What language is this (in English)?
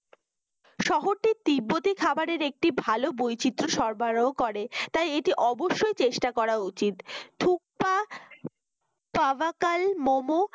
Bangla